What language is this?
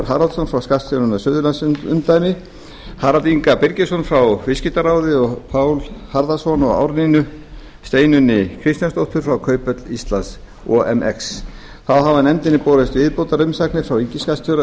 Icelandic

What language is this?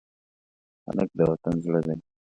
Pashto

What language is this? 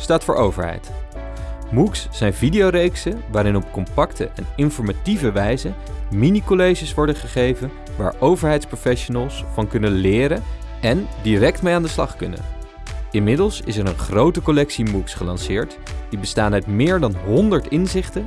Dutch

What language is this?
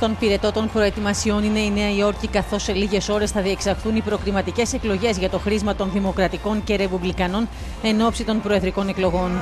Greek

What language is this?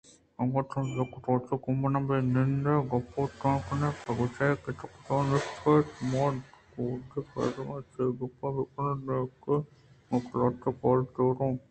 Eastern Balochi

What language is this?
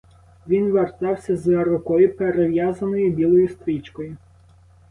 Ukrainian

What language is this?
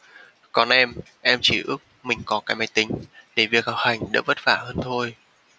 Vietnamese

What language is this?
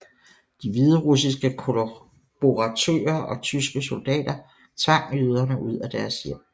Danish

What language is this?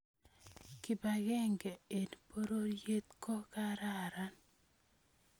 Kalenjin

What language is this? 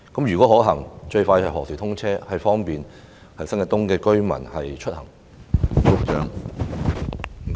Cantonese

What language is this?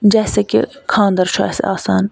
Kashmiri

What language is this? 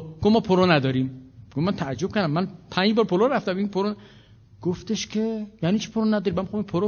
Persian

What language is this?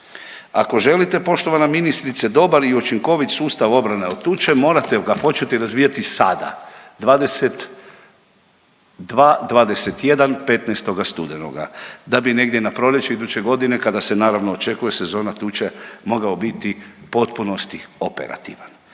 Croatian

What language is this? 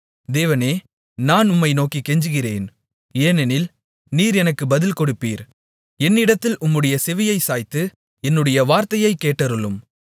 Tamil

